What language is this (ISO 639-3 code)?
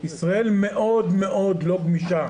heb